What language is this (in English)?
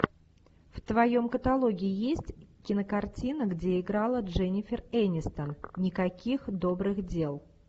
Russian